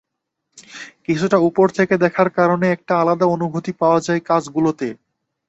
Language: Bangla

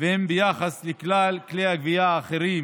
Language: Hebrew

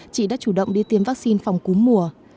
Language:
Vietnamese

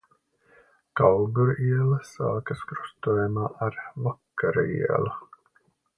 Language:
Latvian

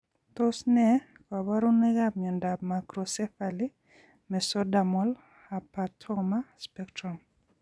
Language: Kalenjin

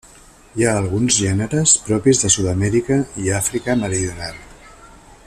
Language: Catalan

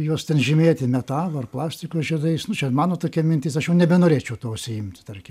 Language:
Lithuanian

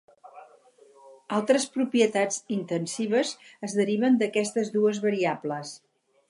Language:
Catalan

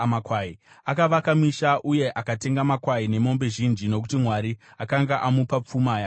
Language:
Shona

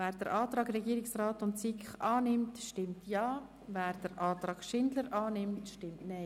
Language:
Swiss German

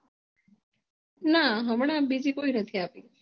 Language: Gujarati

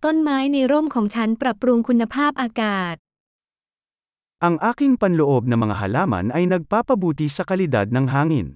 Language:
Thai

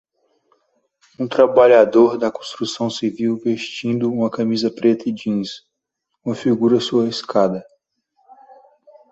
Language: Portuguese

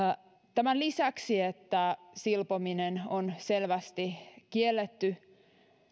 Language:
Finnish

